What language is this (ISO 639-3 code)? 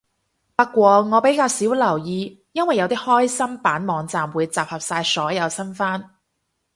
yue